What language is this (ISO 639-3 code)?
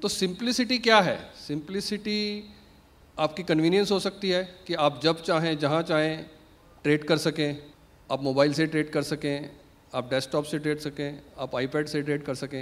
ita